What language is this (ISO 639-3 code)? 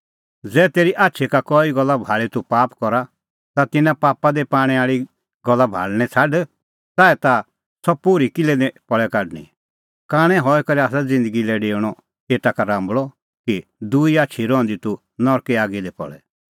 kfx